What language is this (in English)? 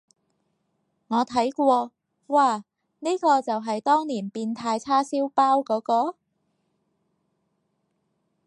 Cantonese